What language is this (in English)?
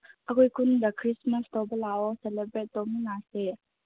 Manipuri